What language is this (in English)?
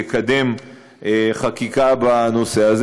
Hebrew